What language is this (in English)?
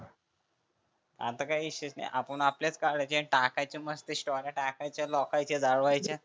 Marathi